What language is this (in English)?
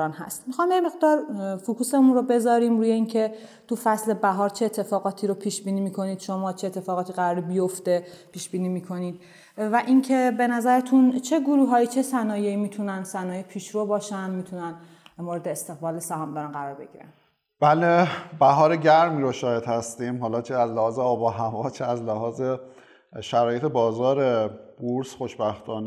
Persian